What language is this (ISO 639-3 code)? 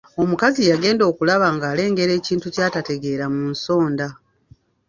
lug